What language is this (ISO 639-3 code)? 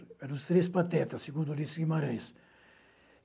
por